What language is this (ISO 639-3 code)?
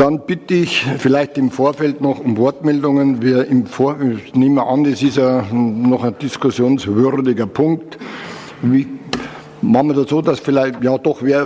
deu